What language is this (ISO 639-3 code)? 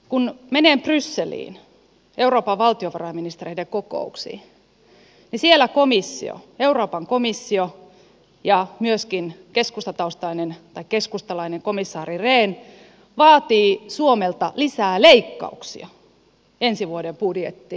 fin